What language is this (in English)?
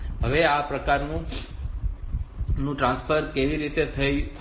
Gujarati